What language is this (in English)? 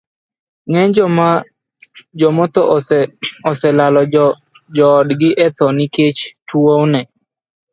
Luo (Kenya and Tanzania)